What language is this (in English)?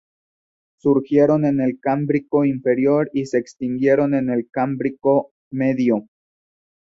Spanish